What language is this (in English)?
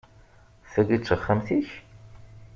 Kabyle